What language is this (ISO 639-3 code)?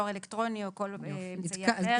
heb